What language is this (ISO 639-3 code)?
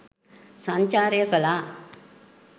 sin